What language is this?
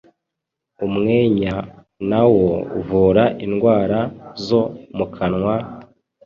Kinyarwanda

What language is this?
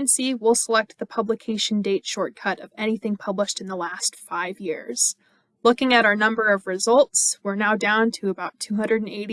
English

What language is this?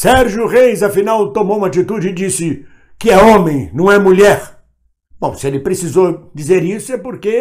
Portuguese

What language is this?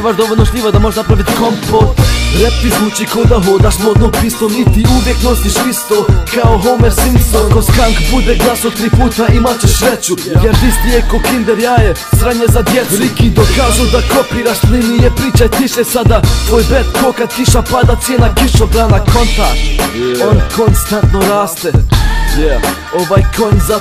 Polish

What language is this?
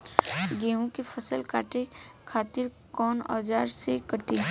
Bhojpuri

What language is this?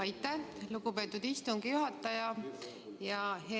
Estonian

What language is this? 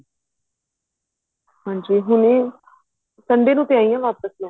Punjabi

